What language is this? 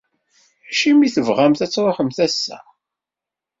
Kabyle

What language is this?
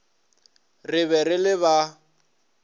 Northern Sotho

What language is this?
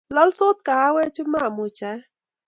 Kalenjin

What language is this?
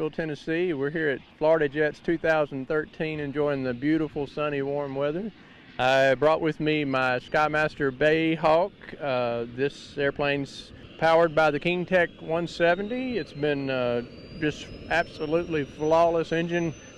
English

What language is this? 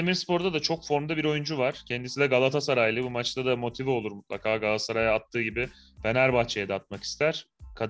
Turkish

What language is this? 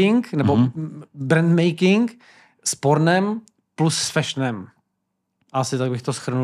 Czech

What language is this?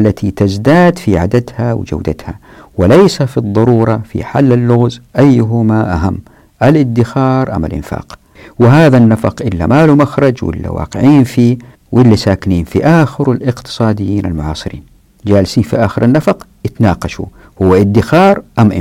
Arabic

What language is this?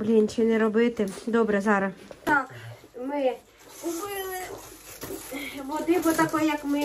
Ukrainian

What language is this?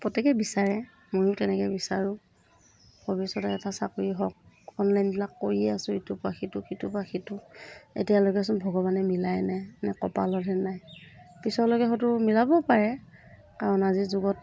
Assamese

